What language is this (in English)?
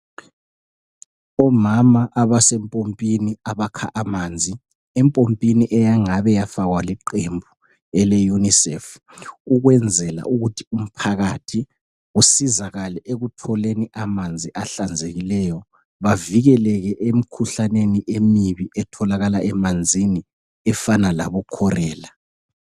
North Ndebele